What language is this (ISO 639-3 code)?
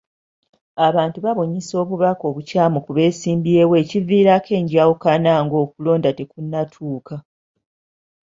lug